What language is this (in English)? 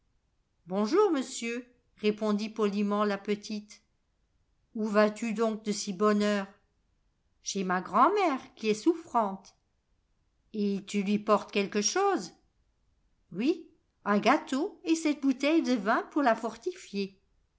French